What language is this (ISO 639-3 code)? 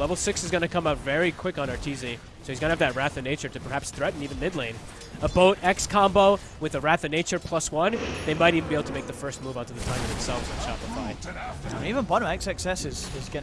eng